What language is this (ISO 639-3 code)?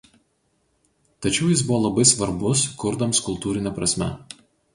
lit